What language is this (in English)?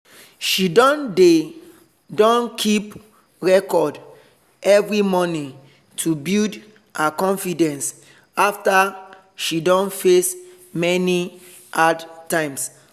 Nigerian Pidgin